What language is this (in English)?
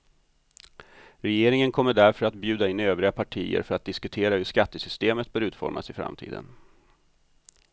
Swedish